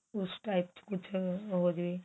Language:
Punjabi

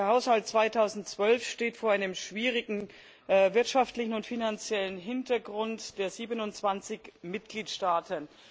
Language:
German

